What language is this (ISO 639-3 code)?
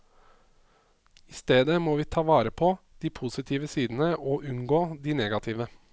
nor